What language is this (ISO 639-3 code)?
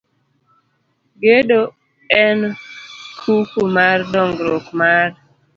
luo